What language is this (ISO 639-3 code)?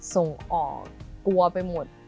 tha